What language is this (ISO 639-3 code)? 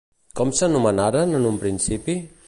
cat